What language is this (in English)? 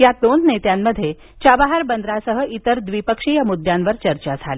Marathi